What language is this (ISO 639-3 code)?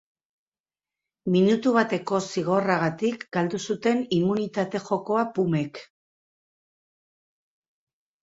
eus